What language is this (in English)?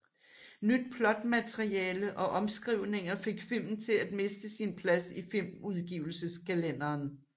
Danish